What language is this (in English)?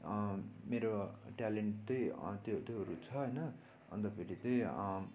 Nepali